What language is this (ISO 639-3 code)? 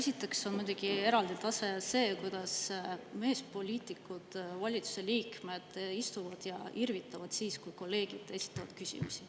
est